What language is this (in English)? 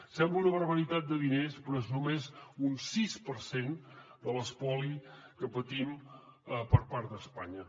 Catalan